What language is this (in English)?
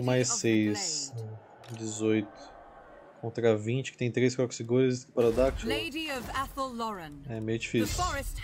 Portuguese